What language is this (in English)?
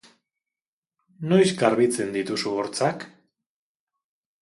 Basque